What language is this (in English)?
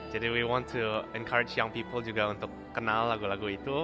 Indonesian